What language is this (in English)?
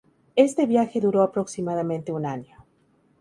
Spanish